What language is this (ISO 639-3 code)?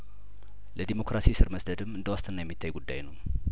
amh